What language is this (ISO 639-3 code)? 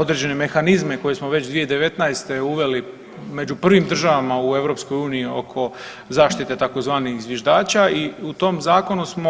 hrv